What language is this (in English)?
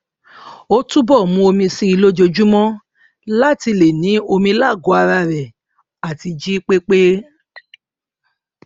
Yoruba